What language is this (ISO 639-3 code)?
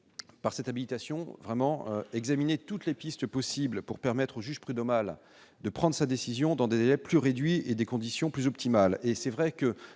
fra